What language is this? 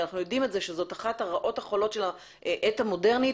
Hebrew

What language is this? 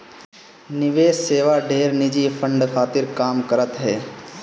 Bhojpuri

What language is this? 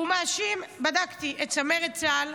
Hebrew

